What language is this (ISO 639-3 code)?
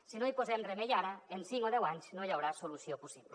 cat